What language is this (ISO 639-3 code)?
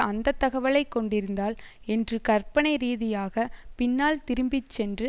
tam